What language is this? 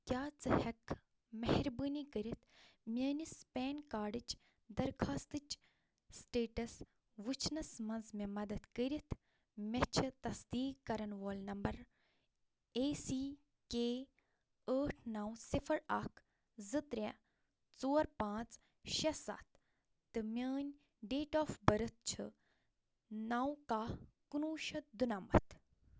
Kashmiri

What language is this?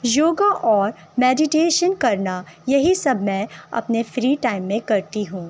Urdu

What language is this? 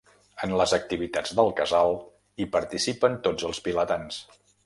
Catalan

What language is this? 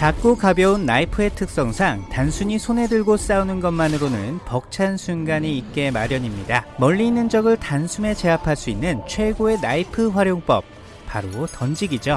Korean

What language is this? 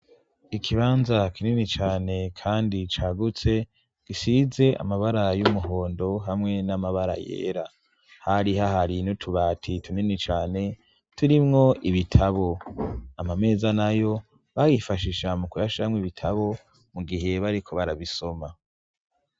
Rundi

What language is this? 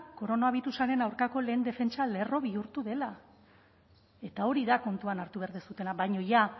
Basque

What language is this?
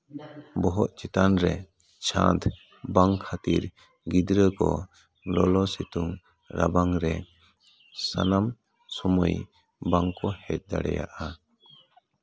Santali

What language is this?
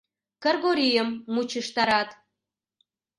Mari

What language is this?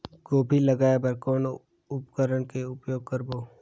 Chhattisgarhi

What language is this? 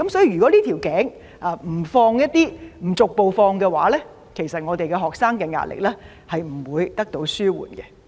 Cantonese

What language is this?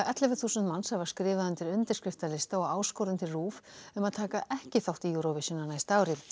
Icelandic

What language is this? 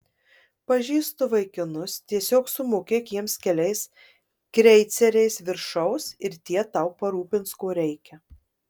Lithuanian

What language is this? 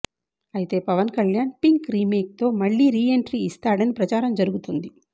Telugu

